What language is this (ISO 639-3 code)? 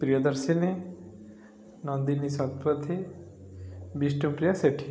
ori